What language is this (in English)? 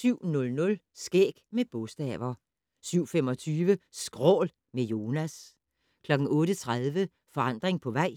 Danish